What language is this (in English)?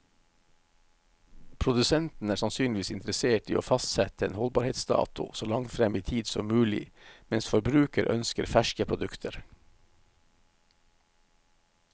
Norwegian